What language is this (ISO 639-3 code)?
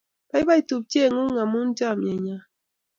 kln